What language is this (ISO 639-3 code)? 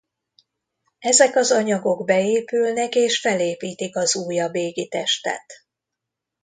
hun